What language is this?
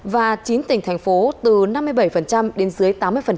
Vietnamese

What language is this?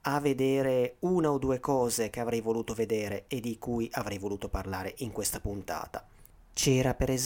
Italian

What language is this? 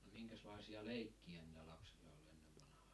Finnish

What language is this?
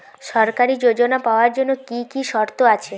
Bangla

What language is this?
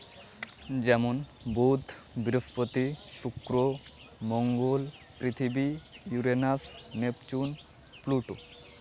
Santali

